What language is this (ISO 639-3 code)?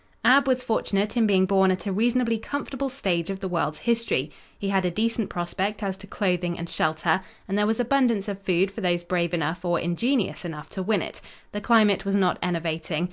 eng